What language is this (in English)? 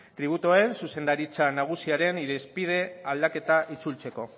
Basque